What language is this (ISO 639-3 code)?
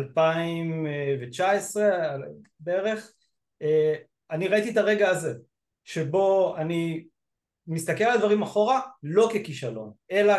heb